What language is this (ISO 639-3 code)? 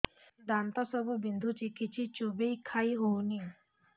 ori